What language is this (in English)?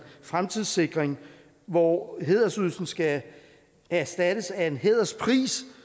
Danish